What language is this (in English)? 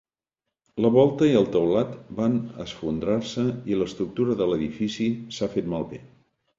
Catalan